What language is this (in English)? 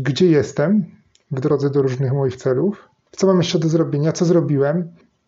Polish